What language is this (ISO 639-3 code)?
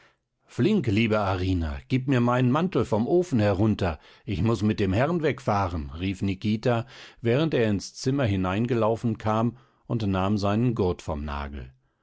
deu